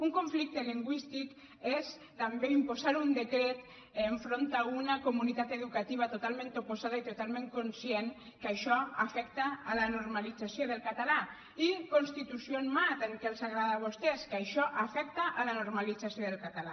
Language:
Catalan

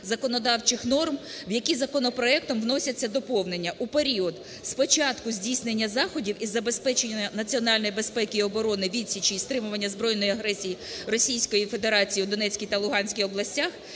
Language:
Ukrainian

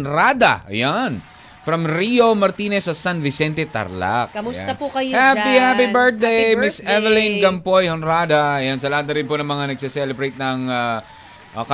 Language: Filipino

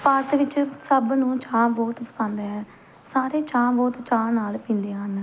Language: Punjabi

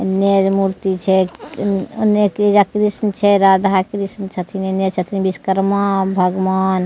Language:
Maithili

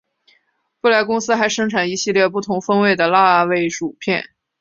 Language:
Chinese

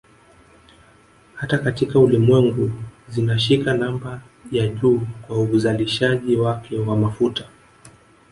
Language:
Swahili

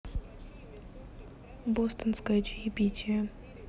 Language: Russian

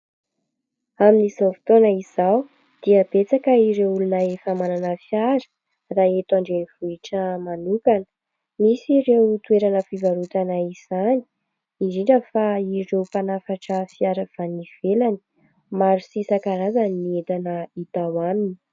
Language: Malagasy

